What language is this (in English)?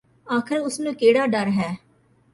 Punjabi